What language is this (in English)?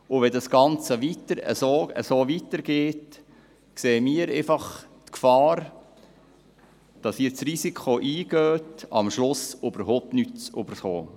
Swiss German